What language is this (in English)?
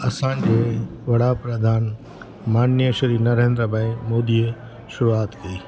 Sindhi